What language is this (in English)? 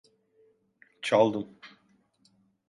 Turkish